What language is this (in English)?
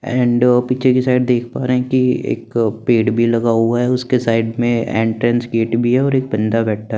Hindi